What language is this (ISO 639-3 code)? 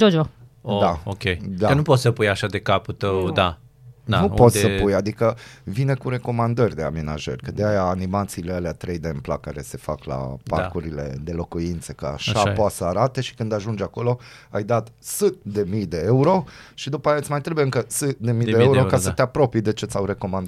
ron